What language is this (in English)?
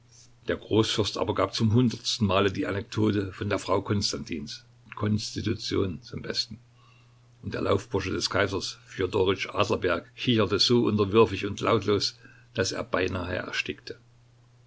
German